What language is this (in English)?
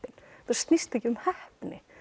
Icelandic